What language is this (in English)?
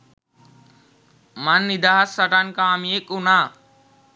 Sinhala